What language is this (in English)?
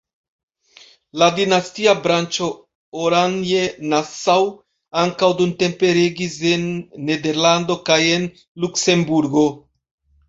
Esperanto